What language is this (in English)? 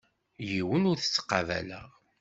Kabyle